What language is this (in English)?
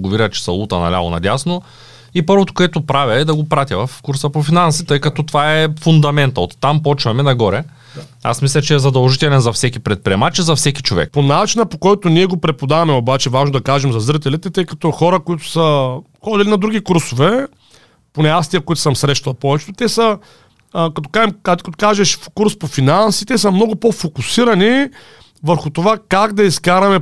Bulgarian